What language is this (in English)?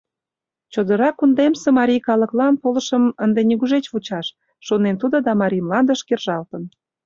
Mari